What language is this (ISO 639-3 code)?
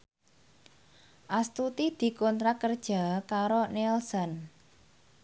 jav